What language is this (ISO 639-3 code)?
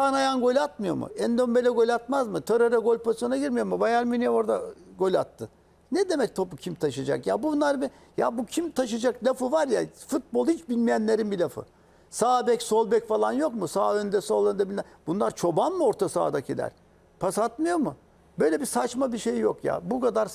tur